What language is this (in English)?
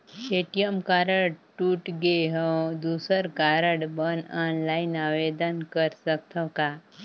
Chhattisgarhi